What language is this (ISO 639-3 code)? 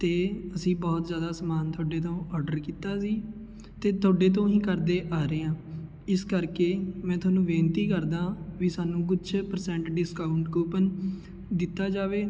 pan